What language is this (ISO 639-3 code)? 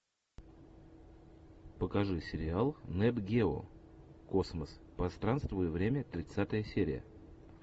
rus